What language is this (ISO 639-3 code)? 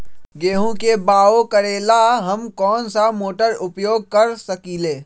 mag